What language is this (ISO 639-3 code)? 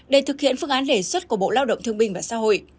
vie